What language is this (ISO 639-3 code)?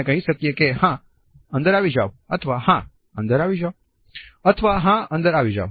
guj